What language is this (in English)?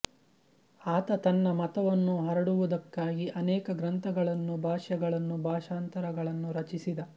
Kannada